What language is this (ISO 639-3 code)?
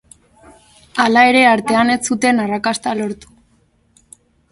eus